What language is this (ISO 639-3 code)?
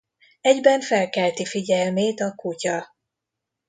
hun